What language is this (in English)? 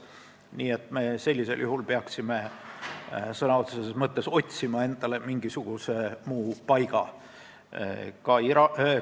Estonian